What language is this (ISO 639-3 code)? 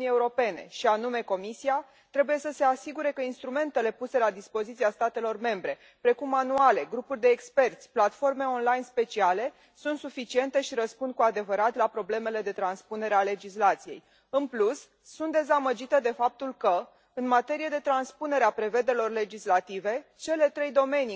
ron